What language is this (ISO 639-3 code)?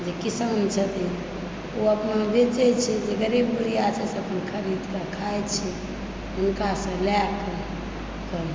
mai